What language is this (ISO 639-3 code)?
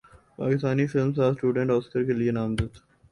urd